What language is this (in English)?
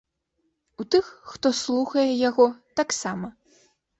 Belarusian